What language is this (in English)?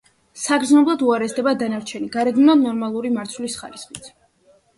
Georgian